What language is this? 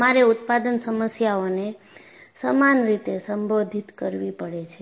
Gujarati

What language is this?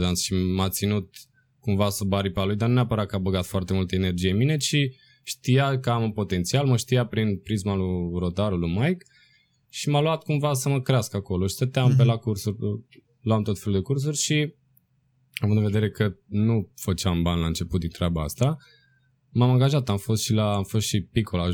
Romanian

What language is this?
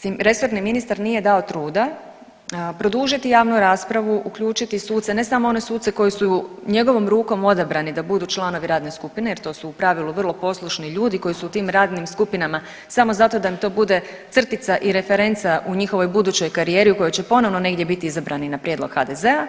Croatian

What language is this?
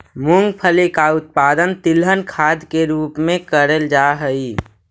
Magahi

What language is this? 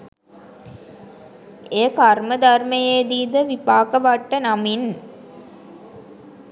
Sinhala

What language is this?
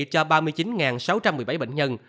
Vietnamese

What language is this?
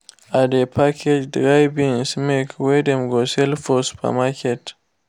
Nigerian Pidgin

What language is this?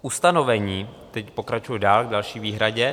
Czech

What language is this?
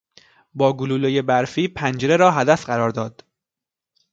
Persian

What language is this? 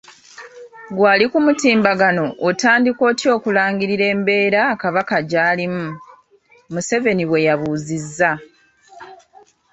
Ganda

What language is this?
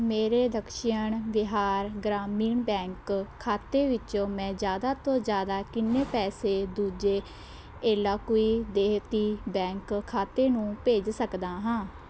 Punjabi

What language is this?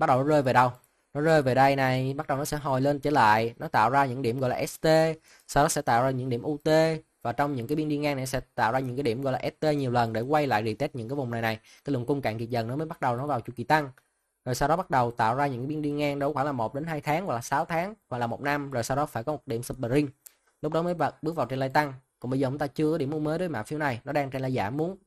Vietnamese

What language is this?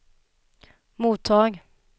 Swedish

